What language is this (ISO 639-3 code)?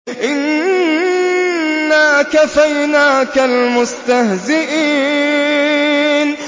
ara